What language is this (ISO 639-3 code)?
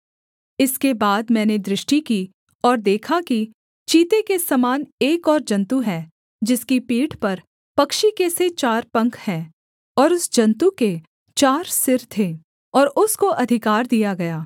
hin